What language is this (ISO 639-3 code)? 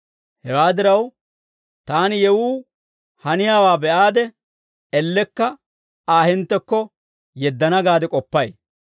dwr